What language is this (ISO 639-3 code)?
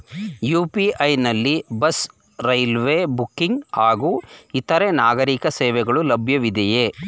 kan